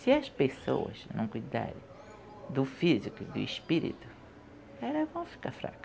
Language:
Portuguese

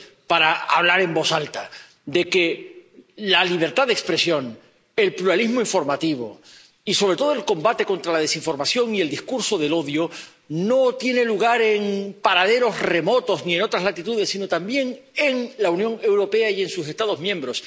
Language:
Spanish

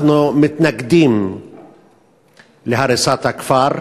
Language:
Hebrew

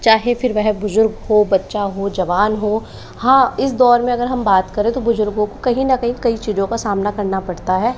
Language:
Hindi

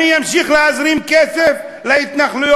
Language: Hebrew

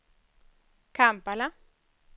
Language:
Swedish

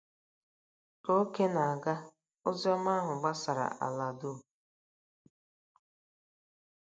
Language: Igbo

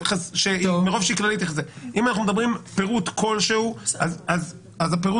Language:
Hebrew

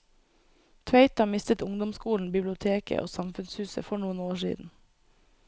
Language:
Norwegian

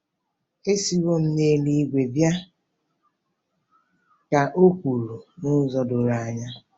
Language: Igbo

